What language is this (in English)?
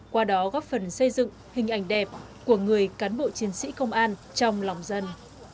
Vietnamese